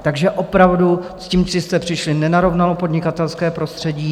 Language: Czech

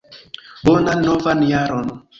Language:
Esperanto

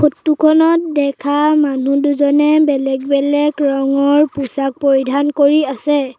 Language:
Assamese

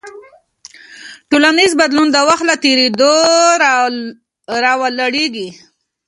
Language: Pashto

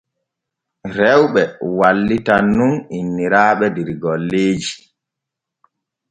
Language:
Borgu Fulfulde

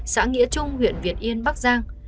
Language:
Vietnamese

